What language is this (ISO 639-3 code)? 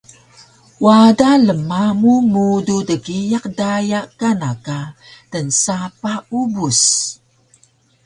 trv